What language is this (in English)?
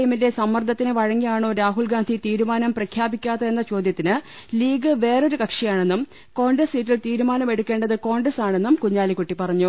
Malayalam